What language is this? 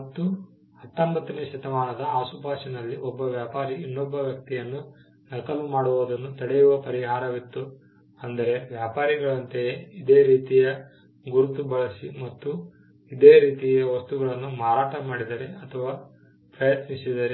Kannada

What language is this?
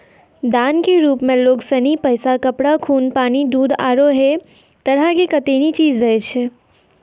Maithili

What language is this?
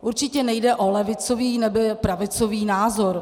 Czech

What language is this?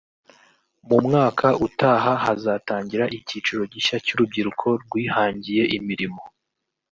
Kinyarwanda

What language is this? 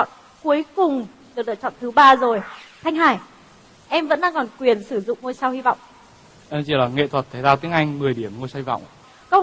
Vietnamese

